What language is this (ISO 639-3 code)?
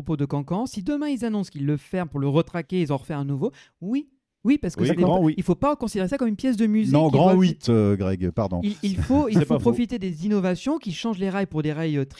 fra